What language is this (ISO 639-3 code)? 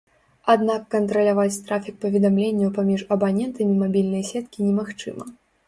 bel